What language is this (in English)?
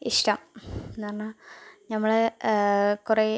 Malayalam